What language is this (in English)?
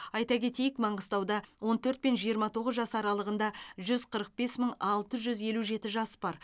Kazakh